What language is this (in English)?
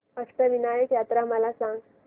Marathi